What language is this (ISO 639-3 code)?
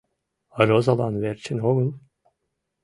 chm